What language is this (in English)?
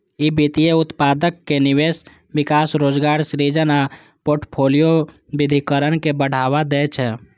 Maithili